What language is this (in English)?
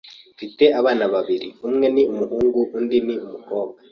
Kinyarwanda